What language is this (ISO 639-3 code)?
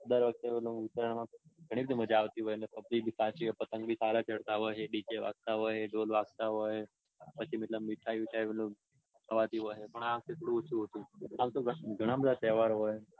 guj